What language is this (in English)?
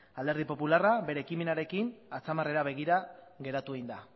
Basque